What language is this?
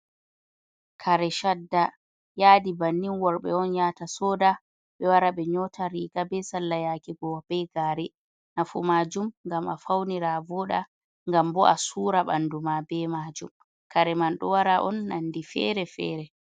Fula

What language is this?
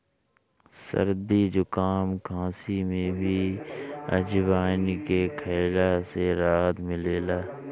Bhojpuri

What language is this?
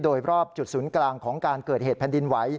Thai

